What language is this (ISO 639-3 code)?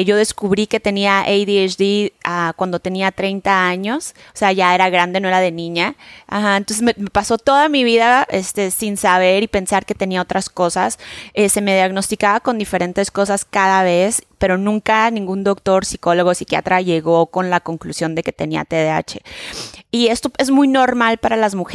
spa